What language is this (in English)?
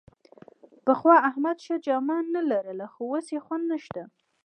Pashto